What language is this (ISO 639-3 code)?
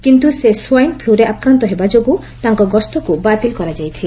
ori